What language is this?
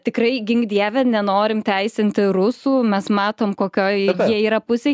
Lithuanian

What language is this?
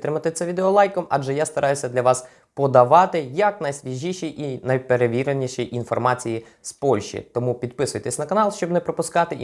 Ukrainian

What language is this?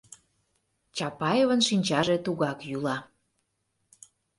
Mari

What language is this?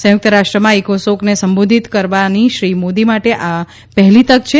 Gujarati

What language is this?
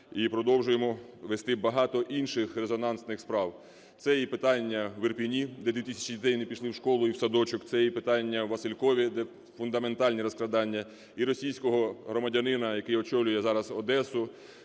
Ukrainian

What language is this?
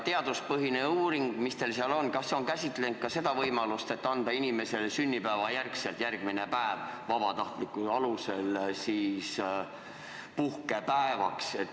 Estonian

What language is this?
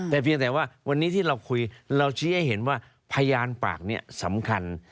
Thai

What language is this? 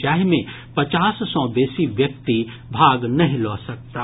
Maithili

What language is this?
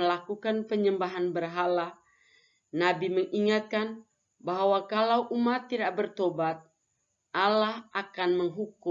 Indonesian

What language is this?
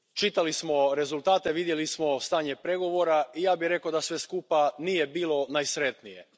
Croatian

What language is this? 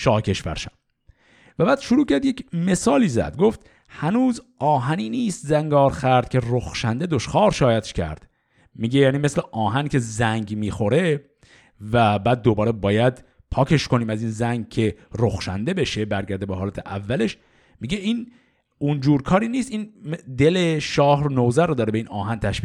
Persian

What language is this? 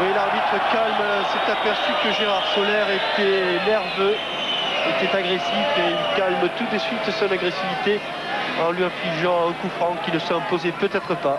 French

